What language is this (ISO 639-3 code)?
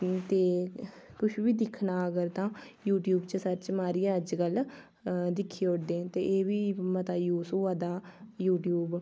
doi